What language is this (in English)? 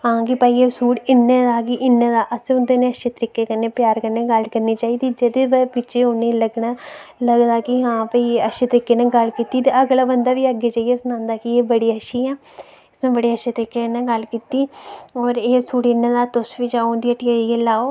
Dogri